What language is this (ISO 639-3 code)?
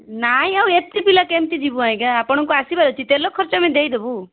ori